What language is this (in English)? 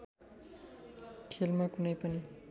Nepali